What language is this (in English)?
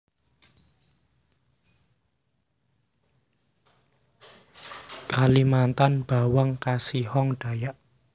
Javanese